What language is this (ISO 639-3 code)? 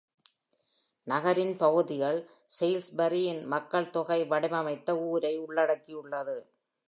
tam